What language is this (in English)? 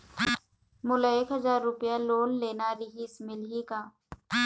Chhattisgarhi